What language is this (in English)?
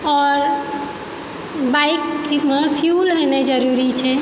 Maithili